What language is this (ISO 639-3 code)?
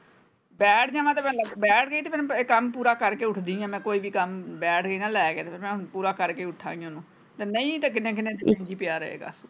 pan